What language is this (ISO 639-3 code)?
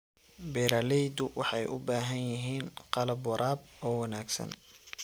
som